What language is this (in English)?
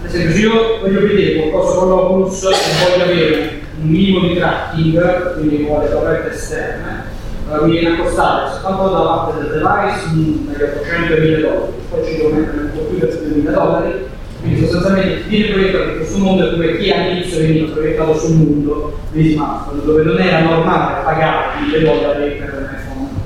Italian